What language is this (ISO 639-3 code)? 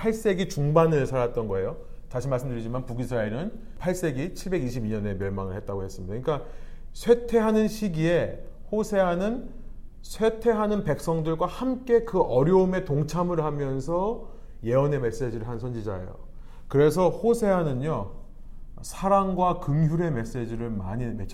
kor